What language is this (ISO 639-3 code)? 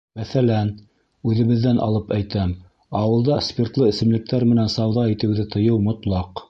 bak